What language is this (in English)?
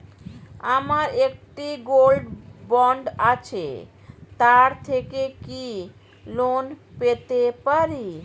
Bangla